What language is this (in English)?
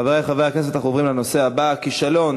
Hebrew